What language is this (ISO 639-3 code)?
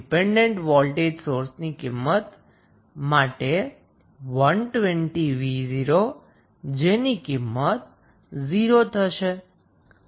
guj